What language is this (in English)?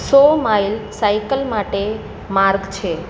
Gujarati